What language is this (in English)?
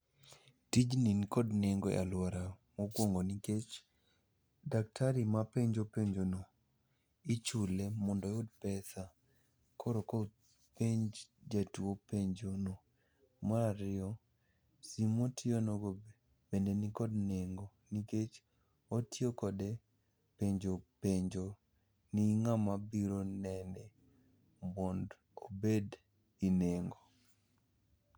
Luo (Kenya and Tanzania)